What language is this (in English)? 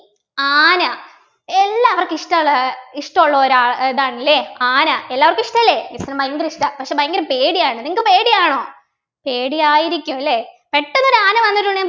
Malayalam